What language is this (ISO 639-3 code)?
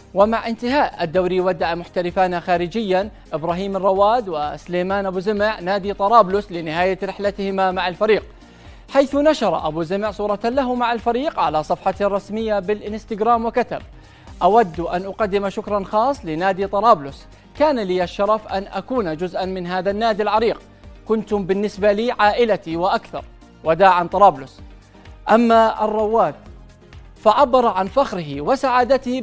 ara